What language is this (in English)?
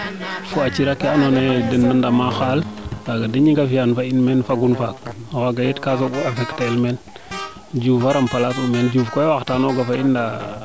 Serer